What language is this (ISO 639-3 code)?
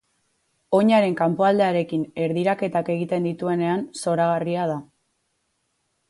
eus